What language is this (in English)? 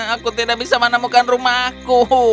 Indonesian